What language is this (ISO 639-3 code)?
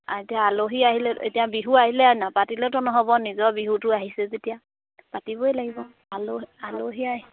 asm